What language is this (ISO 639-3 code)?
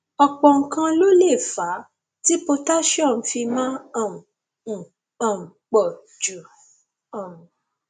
yor